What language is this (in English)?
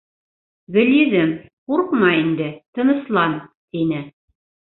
Bashkir